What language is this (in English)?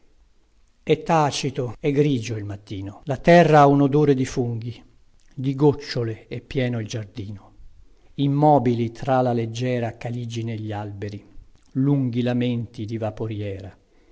Italian